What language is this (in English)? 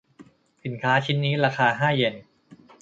Thai